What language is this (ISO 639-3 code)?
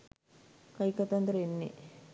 sin